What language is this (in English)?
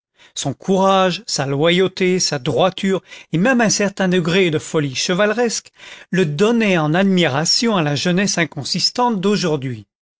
French